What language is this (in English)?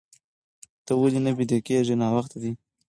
Pashto